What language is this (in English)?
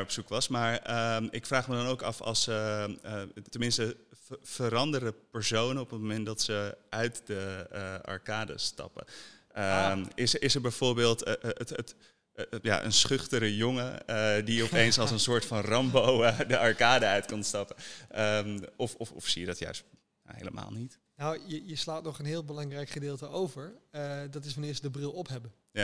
Dutch